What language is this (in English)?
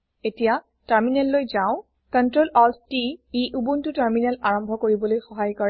Assamese